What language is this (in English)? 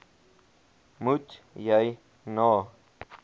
Afrikaans